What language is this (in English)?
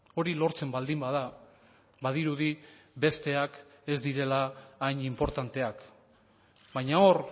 Basque